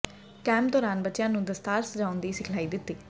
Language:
Punjabi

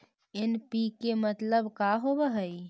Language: Magahi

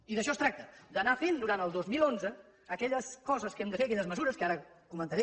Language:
Catalan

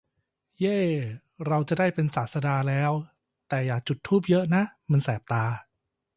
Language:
Thai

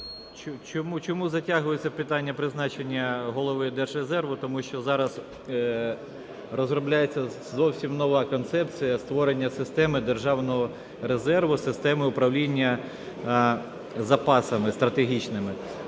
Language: Ukrainian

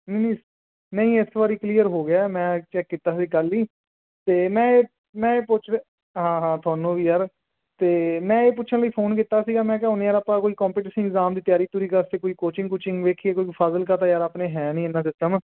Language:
Punjabi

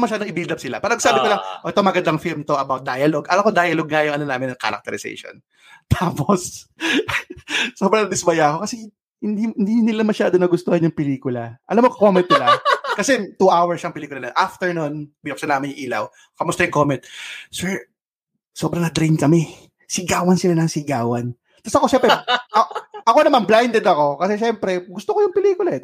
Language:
Filipino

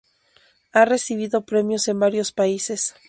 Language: Spanish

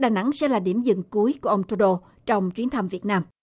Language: Vietnamese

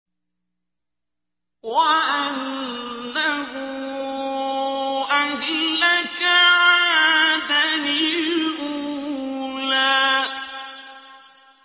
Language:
Arabic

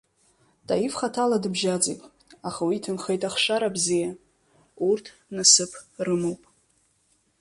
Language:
Abkhazian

